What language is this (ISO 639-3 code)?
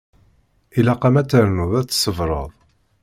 kab